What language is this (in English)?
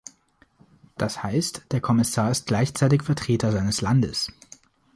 German